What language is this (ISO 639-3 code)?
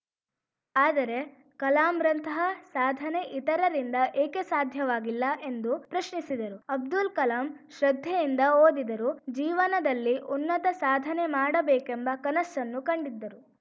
kan